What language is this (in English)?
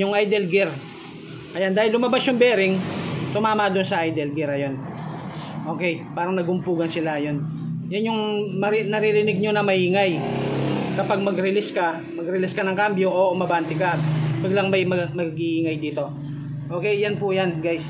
Filipino